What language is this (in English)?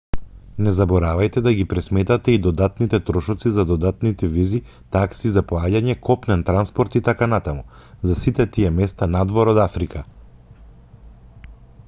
Macedonian